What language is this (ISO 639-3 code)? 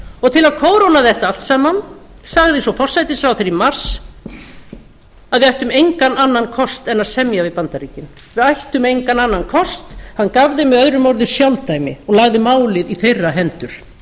isl